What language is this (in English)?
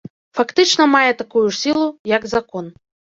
Belarusian